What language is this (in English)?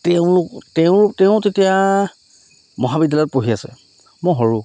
Assamese